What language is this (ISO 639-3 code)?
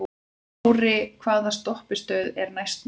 isl